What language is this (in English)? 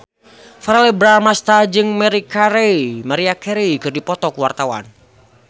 Sundanese